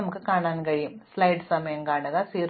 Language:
Malayalam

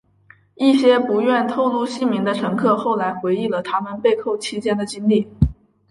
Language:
Chinese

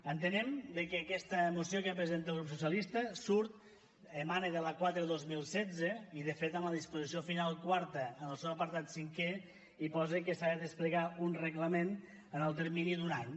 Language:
Catalan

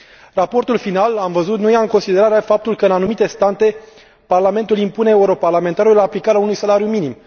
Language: Romanian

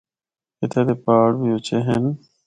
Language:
Northern Hindko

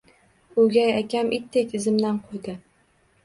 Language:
Uzbek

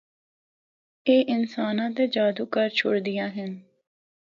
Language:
Northern Hindko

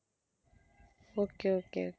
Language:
Tamil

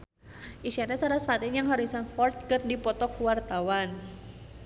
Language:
Sundanese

